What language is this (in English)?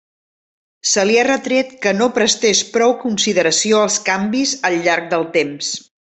Catalan